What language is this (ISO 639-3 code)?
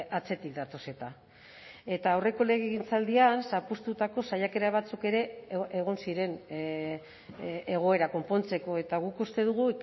eus